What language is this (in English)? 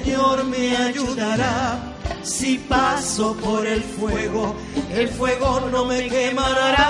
Spanish